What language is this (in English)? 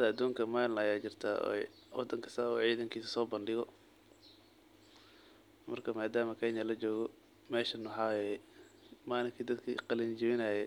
Somali